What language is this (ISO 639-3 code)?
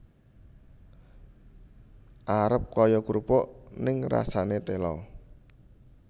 jav